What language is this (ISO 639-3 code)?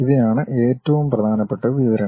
mal